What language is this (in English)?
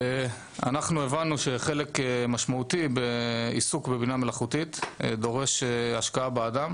Hebrew